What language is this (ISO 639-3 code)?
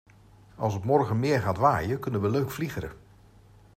nld